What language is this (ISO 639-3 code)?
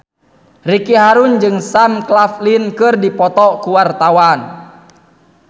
sun